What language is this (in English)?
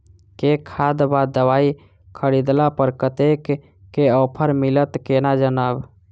Maithili